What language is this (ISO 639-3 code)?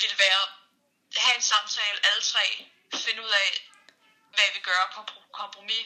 dan